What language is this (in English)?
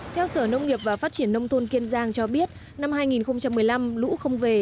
Vietnamese